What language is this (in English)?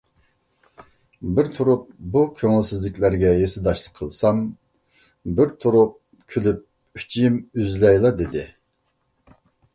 Uyghur